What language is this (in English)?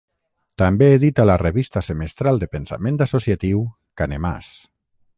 Catalan